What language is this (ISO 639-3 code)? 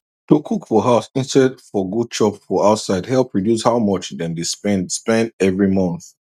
pcm